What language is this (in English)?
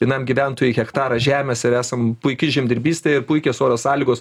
Lithuanian